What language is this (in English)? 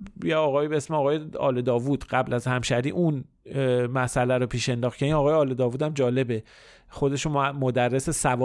Persian